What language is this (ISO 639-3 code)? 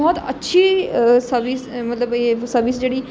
doi